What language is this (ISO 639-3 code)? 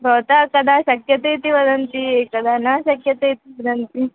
san